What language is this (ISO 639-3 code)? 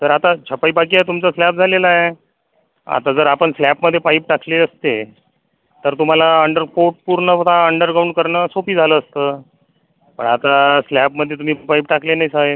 mar